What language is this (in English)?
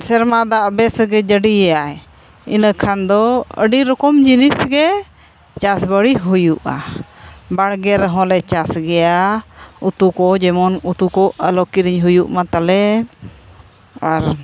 Santali